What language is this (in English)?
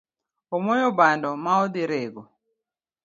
Luo (Kenya and Tanzania)